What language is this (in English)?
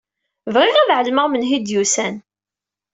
Kabyle